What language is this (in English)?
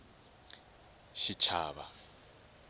Tsonga